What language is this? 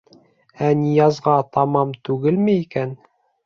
Bashkir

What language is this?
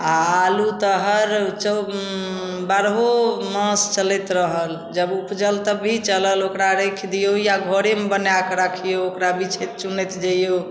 Maithili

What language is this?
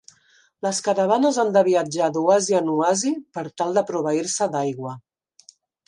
Catalan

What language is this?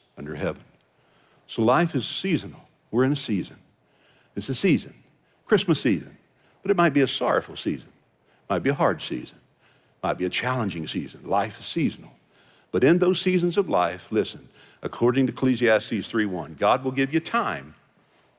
English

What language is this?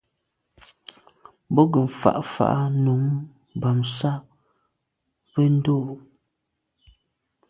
Medumba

